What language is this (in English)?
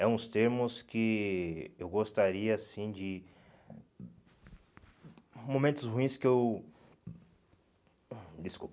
Portuguese